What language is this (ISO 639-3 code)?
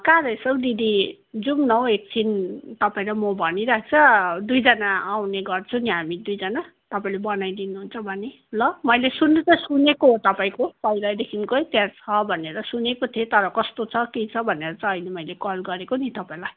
nep